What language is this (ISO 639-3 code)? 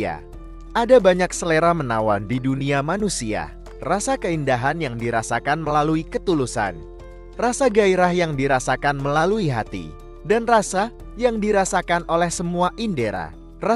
ind